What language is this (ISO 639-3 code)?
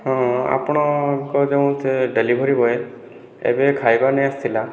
ori